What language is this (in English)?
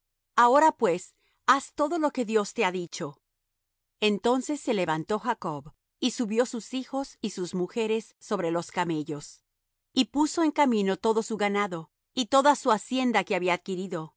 Spanish